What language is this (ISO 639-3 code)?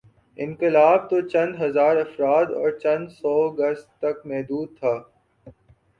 urd